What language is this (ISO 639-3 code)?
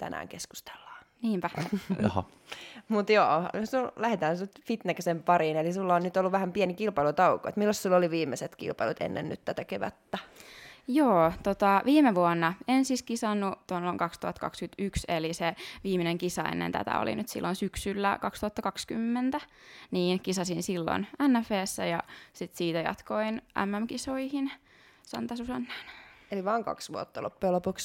fin